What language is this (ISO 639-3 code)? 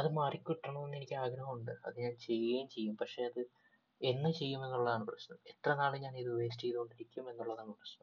mal